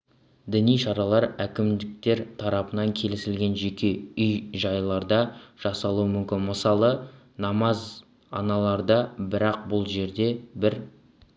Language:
Kazakh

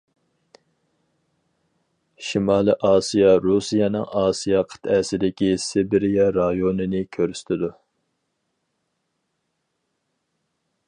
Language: Uyghur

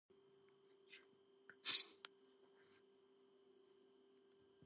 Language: Georgian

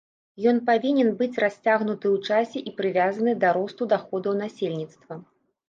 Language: Belarusian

